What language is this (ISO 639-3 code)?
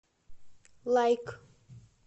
rus